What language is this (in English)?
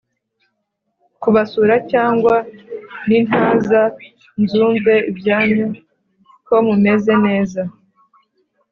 Kinyarwanda